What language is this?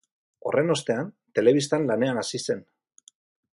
Basque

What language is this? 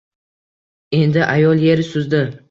Uzbek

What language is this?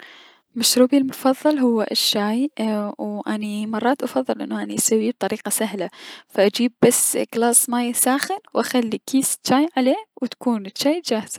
Mesopotamian Arabic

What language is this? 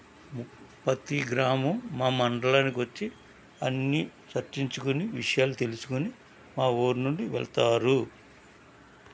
Telugu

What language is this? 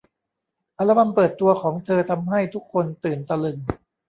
Thai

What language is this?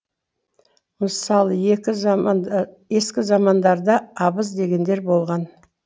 Kazakh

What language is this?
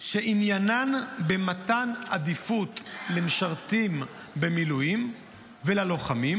Hebrew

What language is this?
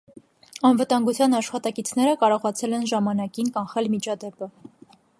Armenian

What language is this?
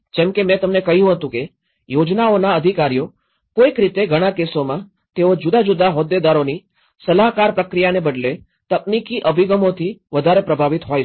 Gujarati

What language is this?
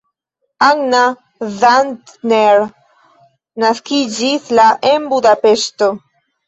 Esperanto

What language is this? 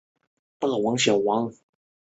Chinese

